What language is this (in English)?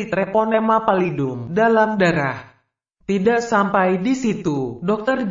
Indonesian